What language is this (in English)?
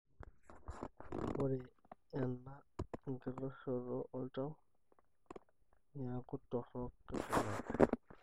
Masai